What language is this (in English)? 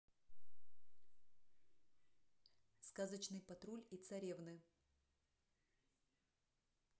Russian